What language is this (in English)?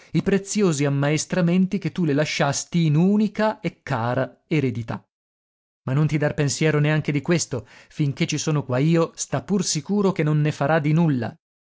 Italian